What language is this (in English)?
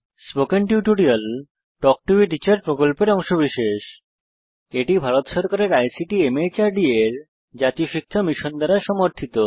Bangla